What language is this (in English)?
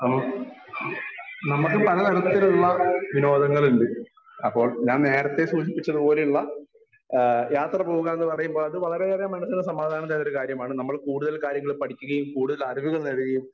Malayalam